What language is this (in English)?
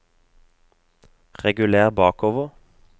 Norwegian